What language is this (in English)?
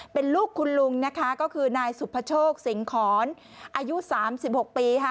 Thai